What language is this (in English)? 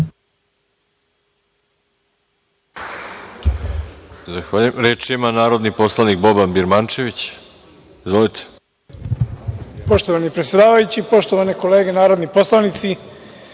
Serbian